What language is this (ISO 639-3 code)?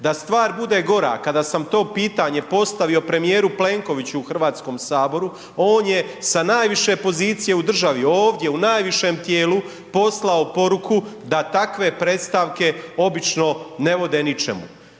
hrv